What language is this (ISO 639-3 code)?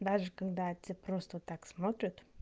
rus